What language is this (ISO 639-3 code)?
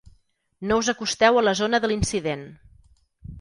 cat